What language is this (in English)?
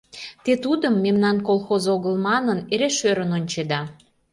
Mari